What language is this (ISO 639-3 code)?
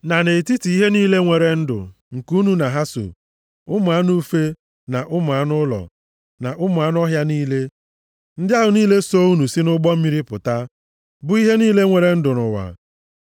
ibo